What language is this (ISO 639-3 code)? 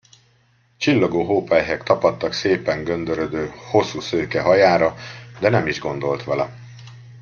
hun